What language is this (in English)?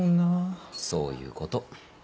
Japanese